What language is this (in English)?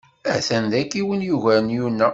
Kabyle